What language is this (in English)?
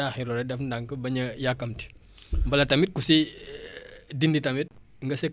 Wolof